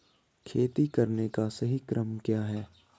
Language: Hindi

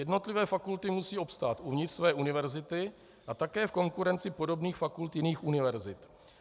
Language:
Czech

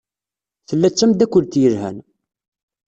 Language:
Kabyle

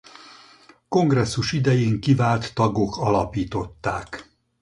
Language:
Hungarian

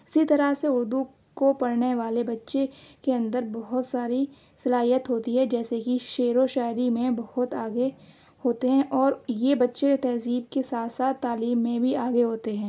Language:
Urdu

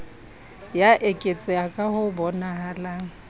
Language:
Southern Sotho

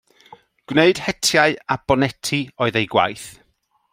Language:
Welsh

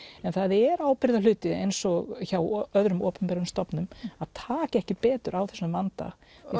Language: Icelandic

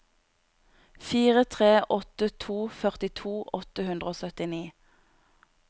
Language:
Norwegian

